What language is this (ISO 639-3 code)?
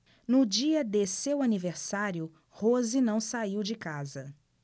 por